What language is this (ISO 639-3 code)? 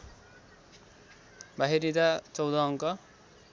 nep